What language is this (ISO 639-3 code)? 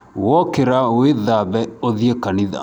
kik